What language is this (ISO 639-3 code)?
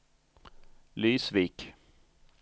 swe